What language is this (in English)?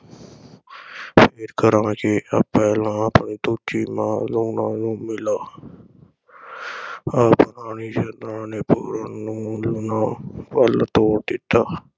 Punjabi